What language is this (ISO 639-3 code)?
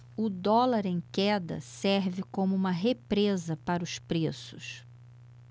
por